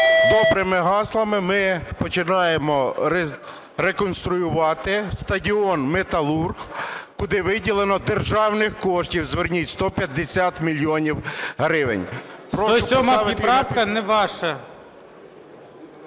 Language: Ukrainian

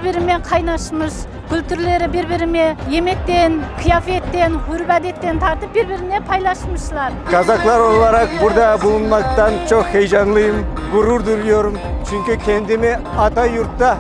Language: Turkish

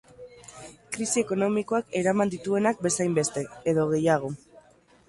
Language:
Basque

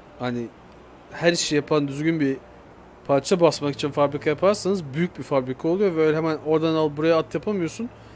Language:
Turkish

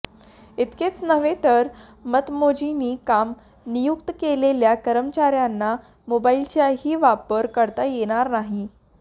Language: Marathi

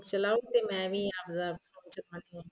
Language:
Punjabi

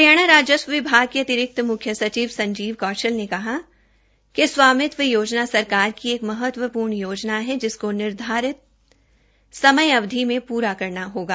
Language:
Hindi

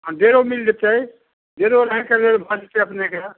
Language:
Maithili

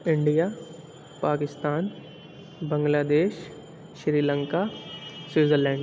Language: Urdu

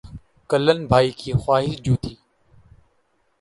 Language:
Urdu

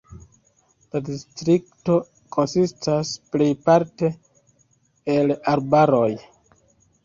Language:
Esperanto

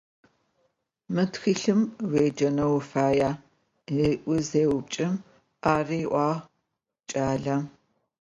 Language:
Adyghe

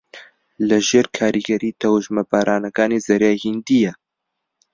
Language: Central Kurdish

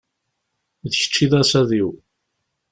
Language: Kabyle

